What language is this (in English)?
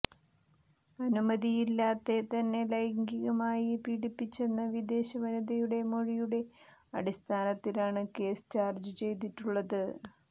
Malayalam